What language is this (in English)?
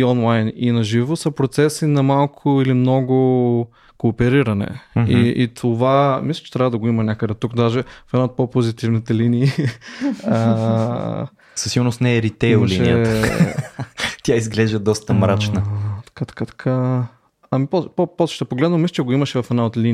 Bulgarian